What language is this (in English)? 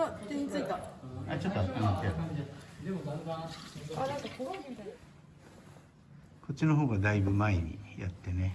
Japanese